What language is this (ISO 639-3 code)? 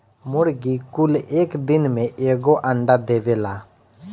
bho